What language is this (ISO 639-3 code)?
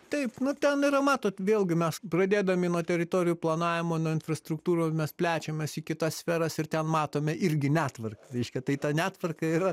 lit